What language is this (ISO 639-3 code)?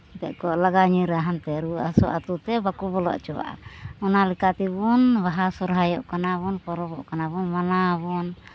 sat